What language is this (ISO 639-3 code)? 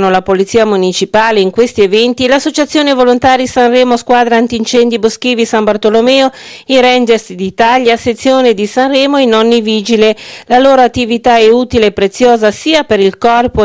ita